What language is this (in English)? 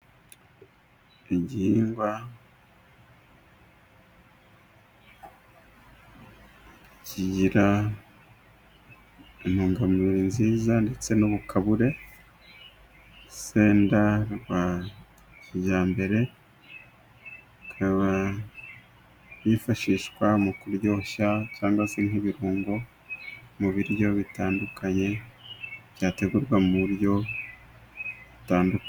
Kinyarwanda